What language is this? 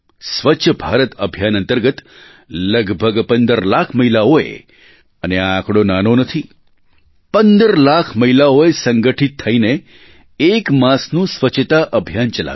Gujarati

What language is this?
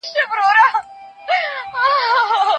Pashto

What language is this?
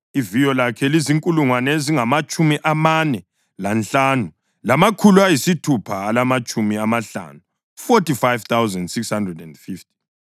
North Ndebele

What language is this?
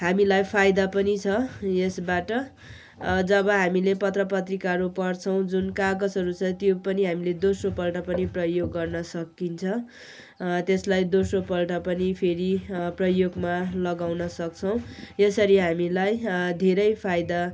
Nepali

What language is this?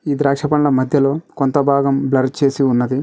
Telugu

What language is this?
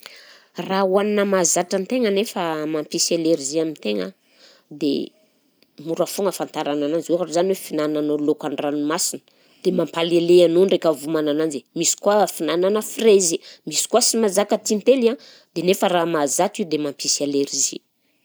Southern Betsimisaraka Malagasy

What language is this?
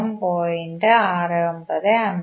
Malayalam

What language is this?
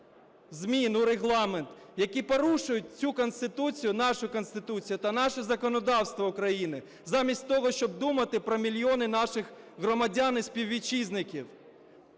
Ukrainian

